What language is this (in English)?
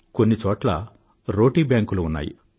Telugu